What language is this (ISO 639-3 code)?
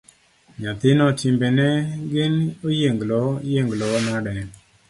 luo